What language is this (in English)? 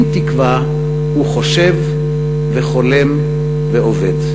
Hebrew